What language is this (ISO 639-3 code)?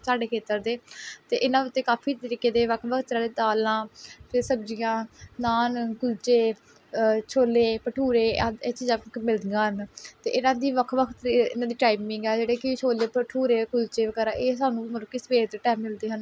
pan